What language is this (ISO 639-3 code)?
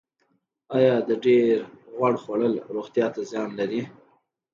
pus